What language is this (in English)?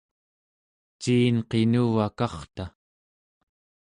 Central Yupik